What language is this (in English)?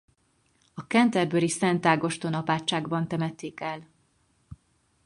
Hungarian